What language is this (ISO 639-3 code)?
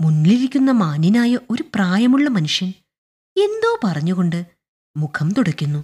mal